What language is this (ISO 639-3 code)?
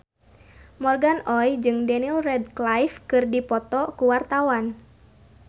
sun